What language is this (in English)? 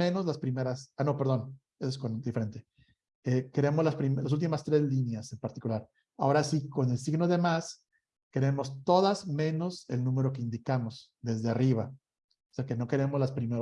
Spanish